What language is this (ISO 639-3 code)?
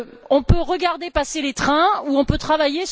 fra